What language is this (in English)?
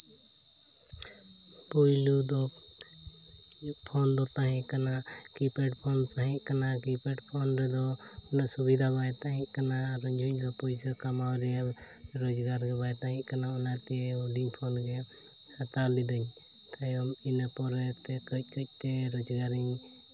Santali